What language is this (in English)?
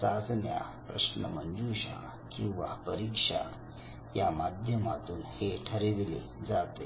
Marathi